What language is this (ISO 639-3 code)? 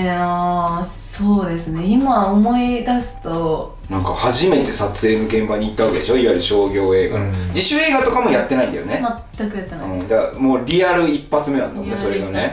jpn